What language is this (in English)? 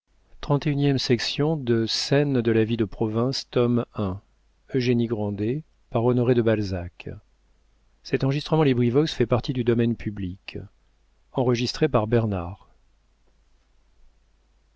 French